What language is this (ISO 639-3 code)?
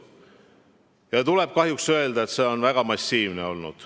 est